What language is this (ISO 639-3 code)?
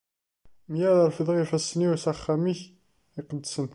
kab